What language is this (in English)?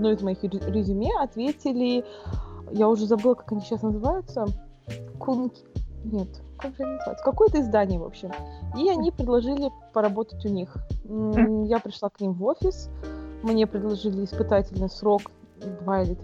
Russian